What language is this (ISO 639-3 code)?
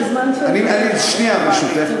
heb